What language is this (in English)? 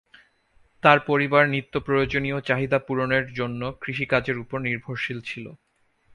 Bangla